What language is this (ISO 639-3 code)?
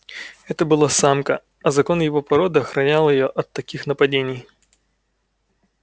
rus